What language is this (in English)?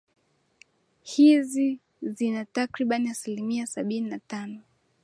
Swahili